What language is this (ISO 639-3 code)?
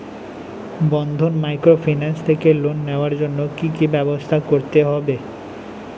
ben